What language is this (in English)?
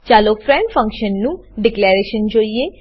Gujarati